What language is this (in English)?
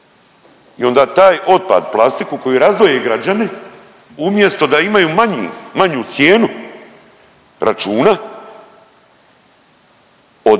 Croatian